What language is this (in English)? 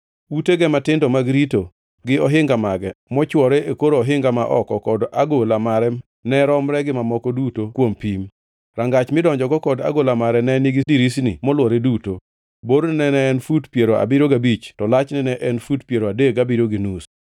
Luo (Kenya and Tanzania)